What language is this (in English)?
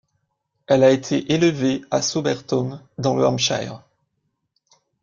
French